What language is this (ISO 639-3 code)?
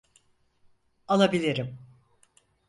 tur